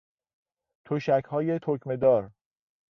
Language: Persian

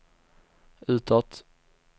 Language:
Swedish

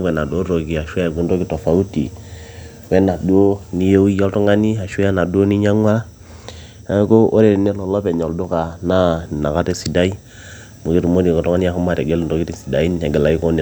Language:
Masai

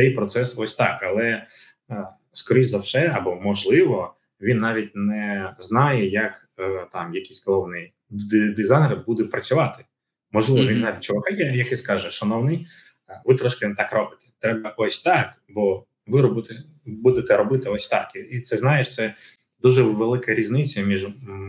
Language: Ukrainian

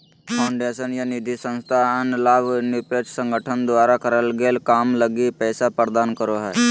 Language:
Magahi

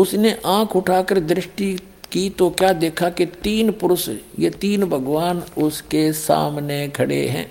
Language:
Hindi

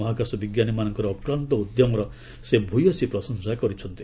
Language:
Odia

